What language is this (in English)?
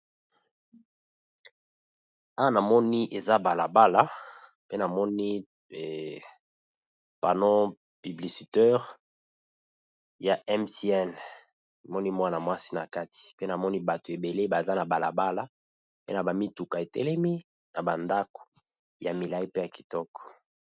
Lingala